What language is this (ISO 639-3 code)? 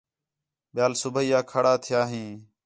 xhe